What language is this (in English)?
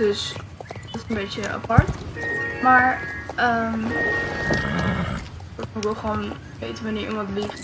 Dutch